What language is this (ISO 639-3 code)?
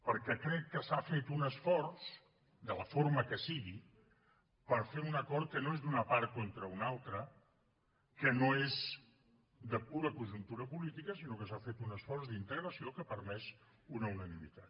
cat